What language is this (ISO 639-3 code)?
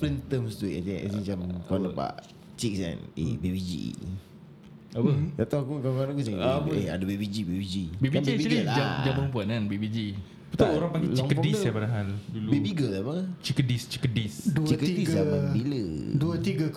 msa